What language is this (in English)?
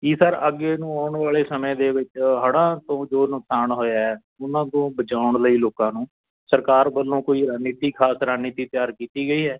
Punjabi